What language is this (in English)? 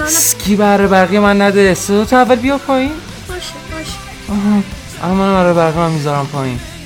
Persian